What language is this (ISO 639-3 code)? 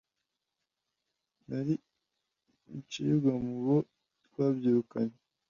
kin